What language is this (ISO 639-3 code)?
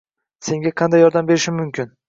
uzb